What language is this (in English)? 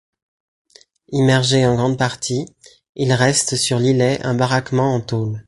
French